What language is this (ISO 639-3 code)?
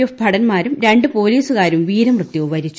mal